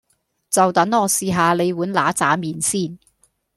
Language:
Cantonese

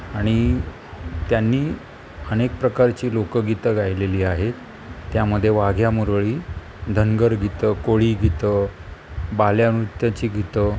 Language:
Marathi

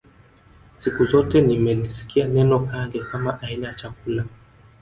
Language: Swahili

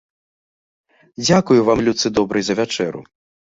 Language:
Belarusian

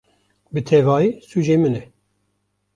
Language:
Kurdish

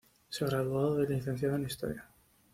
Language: Spanish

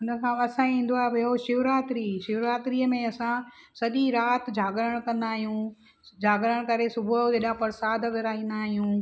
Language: Sindhi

